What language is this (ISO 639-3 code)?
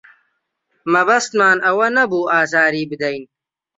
ckb